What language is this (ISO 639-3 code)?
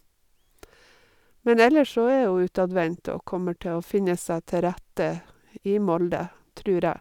nor